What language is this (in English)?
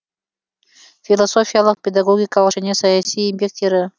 Kazakh